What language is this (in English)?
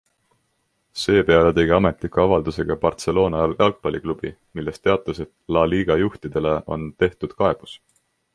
Estonian